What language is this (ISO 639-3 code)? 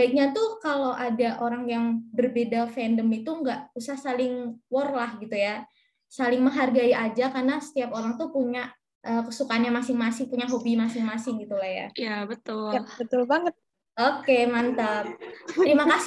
ind